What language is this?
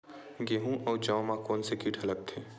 Chhattisgarhi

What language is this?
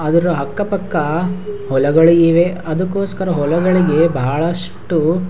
Kannada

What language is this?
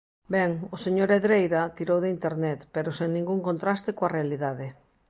Galician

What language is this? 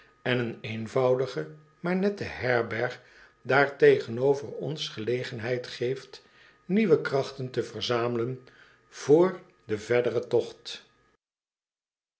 Dutch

